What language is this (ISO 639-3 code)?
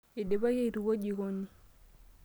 mas